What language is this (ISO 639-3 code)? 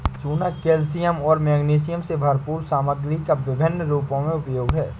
hin